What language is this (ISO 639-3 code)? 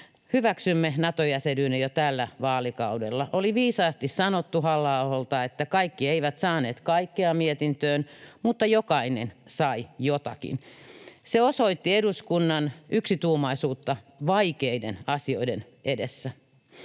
fin